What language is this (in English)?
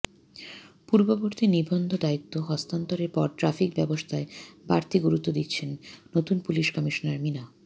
Bangla